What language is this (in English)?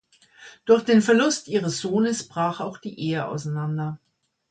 German